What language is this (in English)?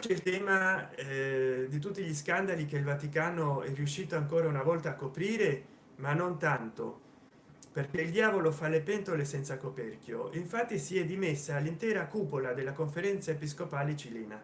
Italian